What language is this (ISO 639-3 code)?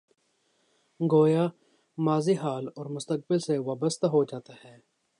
urd